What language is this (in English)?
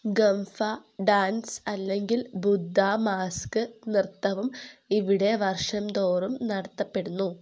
Malayalam